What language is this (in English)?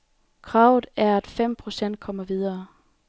Danish